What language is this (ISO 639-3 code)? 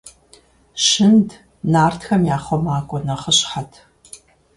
kbd